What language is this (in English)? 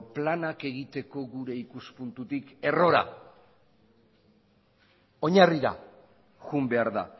Basque